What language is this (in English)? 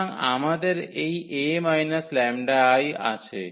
Bangla